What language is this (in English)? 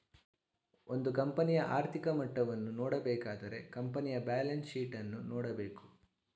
Kannada